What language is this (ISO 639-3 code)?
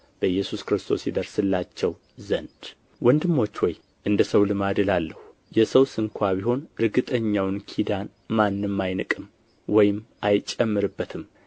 amh